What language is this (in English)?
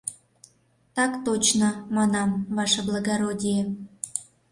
Mari